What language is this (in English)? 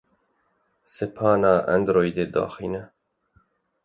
Kurdish